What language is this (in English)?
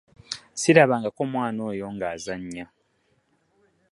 Ganda